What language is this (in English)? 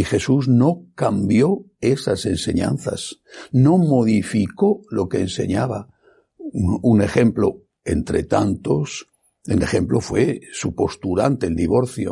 Spanish